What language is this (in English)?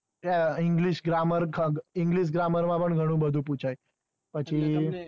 Gujarati